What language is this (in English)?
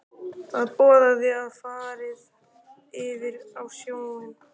Icelandic